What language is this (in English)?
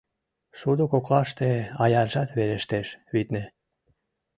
Mari